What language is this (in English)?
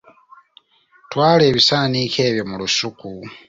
Ganda